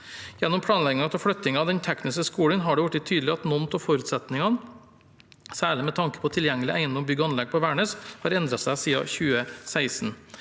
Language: Norwegian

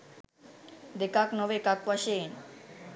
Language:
Sinhala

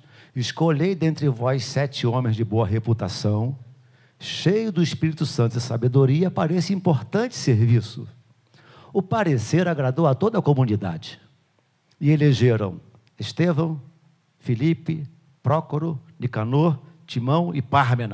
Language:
Portuguese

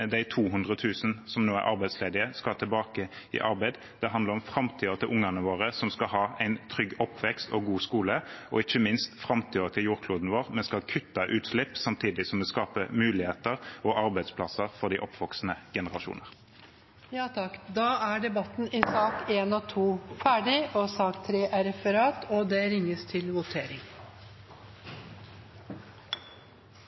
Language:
Norwegian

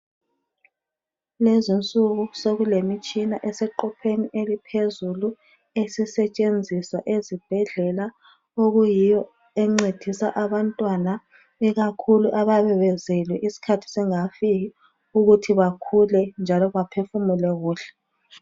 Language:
North Ndebele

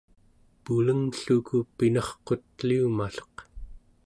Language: Central Yupik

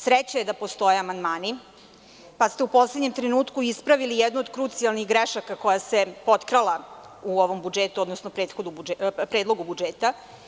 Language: Serbian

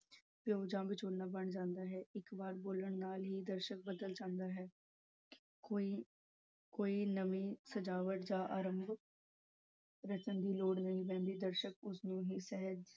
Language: Punjabi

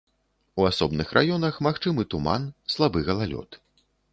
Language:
Belarusian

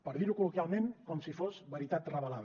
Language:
Catalan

